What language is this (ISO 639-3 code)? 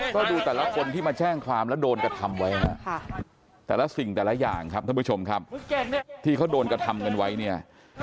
tha